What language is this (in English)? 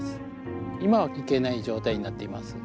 Japanese